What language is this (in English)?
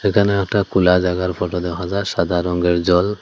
Bangla